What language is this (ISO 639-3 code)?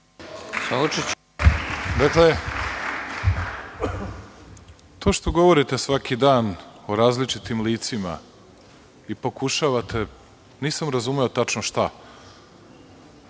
srp